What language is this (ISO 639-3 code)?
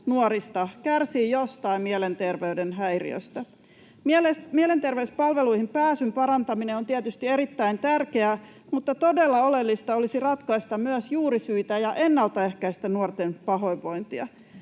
fin